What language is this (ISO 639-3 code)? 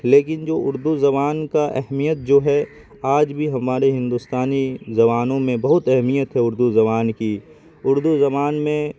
urd